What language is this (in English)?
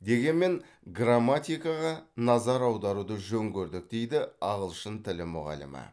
Kazakh